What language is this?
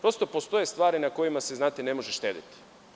Serbian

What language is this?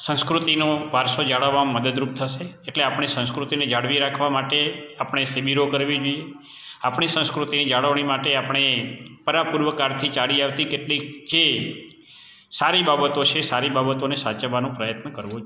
Gujarati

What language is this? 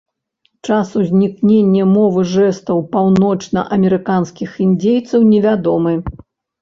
Belarusian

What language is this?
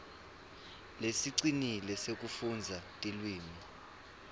Swati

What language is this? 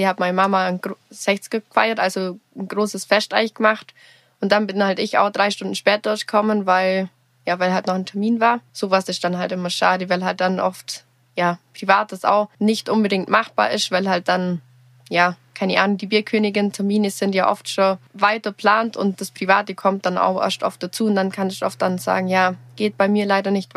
German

